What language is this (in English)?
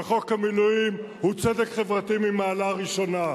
Hebrew